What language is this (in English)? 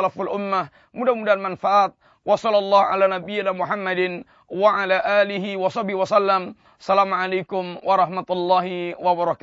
Malay